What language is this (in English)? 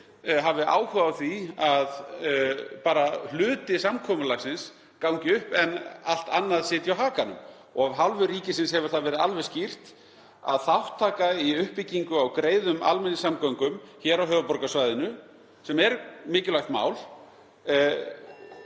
Icelandic